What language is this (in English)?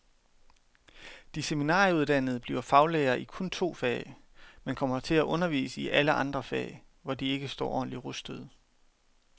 Danish